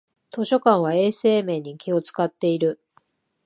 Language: Japanese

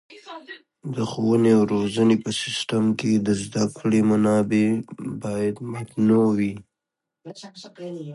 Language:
Pashto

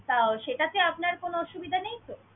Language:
Bangla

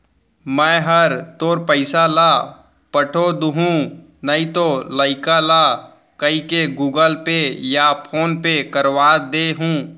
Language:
Chhattisgarhi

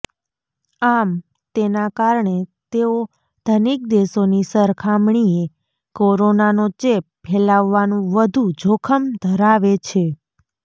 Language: Gujarati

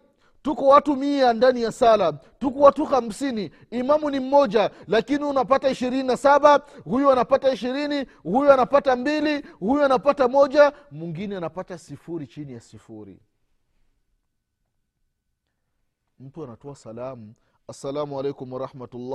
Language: Swahili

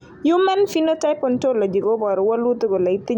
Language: Kalenjin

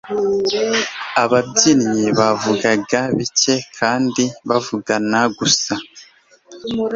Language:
Kinyarwanda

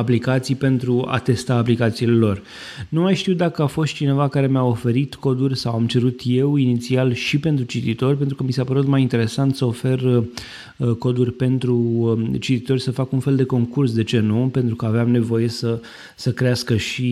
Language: Romanian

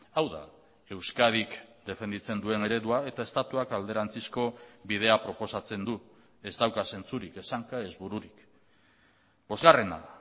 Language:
Basque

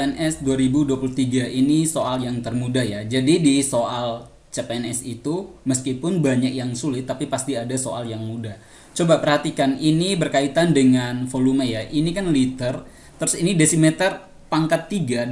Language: Indonesian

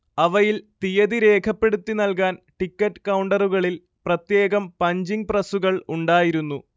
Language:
Malayalam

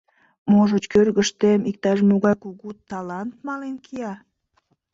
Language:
Mari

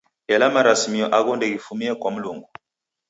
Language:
Taita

